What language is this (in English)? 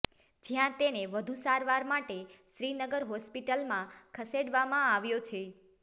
Gujarati